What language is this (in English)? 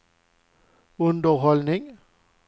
Swedish